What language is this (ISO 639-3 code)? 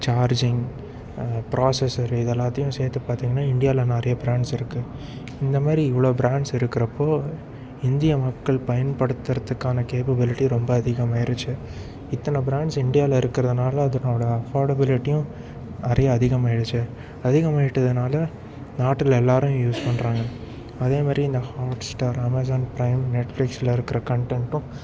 tam